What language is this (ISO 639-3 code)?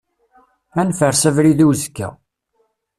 kab